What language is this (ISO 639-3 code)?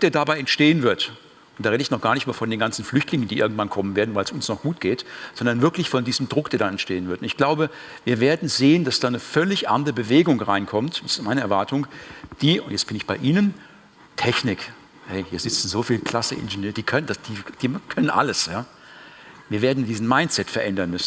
deu